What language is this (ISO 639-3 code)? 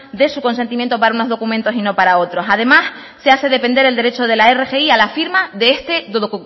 spa